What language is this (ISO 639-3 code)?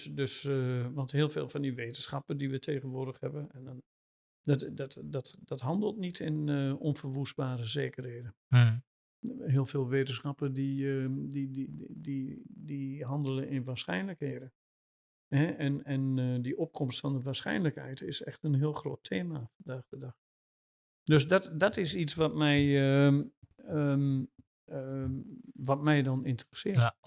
nld